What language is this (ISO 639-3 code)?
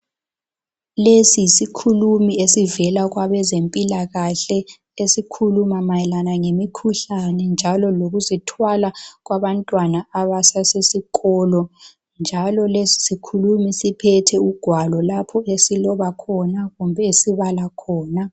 nde